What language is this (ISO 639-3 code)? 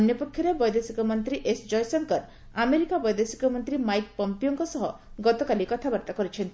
ori